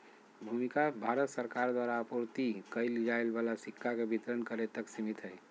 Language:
Magahi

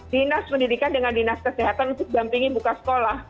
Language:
Indonesian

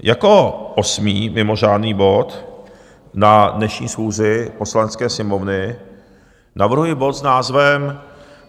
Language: Czech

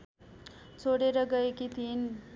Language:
Nepali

